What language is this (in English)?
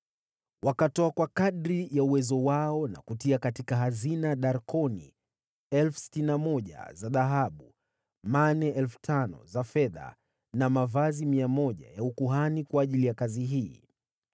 Swahili